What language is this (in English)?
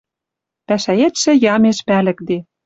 Western Mari